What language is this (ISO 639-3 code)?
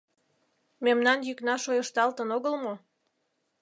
chm